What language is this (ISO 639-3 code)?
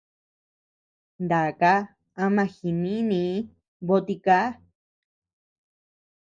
cux